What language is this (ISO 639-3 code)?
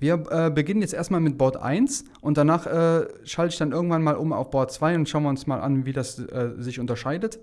deu